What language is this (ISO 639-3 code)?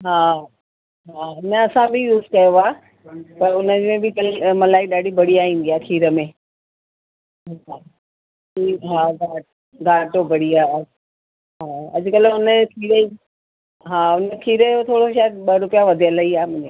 snd